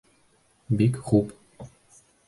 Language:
Bashkir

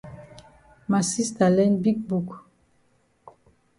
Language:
Cameroon Pidgin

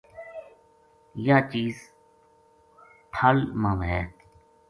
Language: Gujari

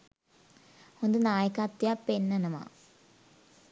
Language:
Sinhala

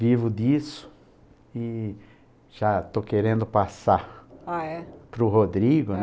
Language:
Portuguese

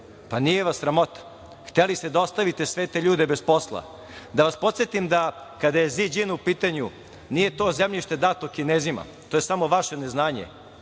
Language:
Serbian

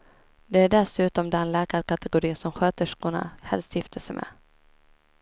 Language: Swedish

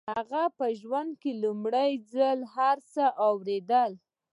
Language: Pashto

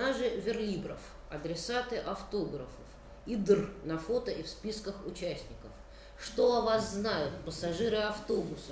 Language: Russian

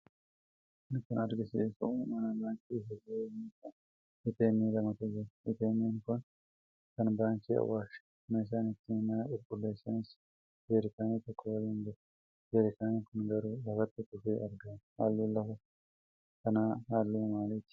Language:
Oromo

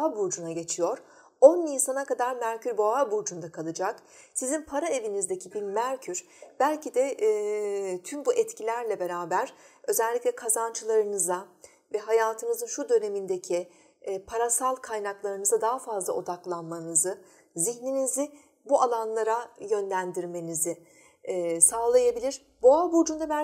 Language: Turkish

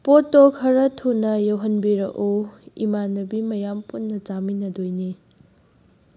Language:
Manipuri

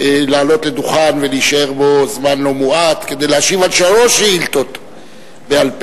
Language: Hebrew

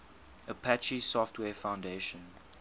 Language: English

